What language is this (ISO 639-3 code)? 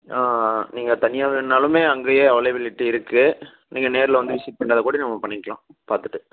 tam